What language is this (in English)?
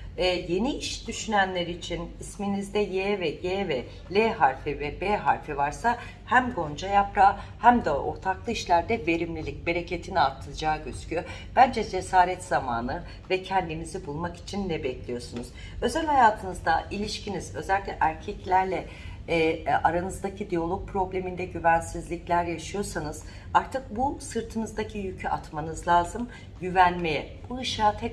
Turkish